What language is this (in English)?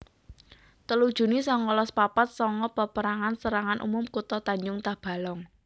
Javanese